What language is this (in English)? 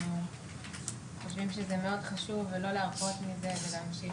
Hebrew